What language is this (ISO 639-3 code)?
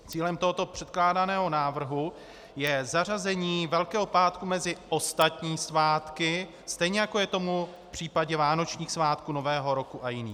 ces